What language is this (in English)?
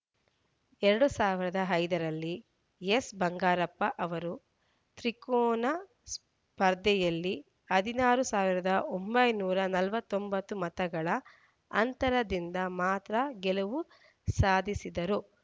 Kannada